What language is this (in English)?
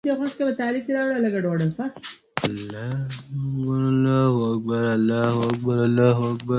Pashto